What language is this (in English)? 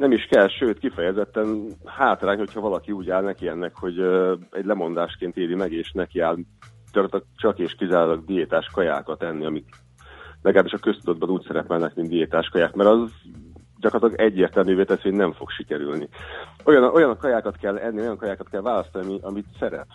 Hungarian